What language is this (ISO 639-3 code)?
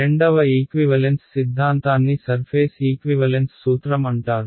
tel